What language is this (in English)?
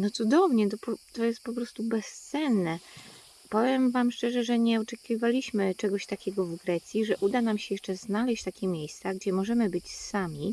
Polish